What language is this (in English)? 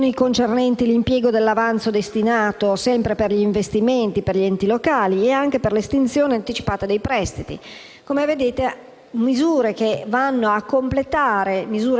Italian